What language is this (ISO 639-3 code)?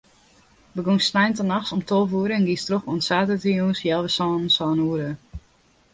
fry